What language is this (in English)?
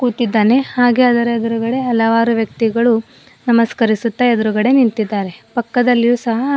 Kannada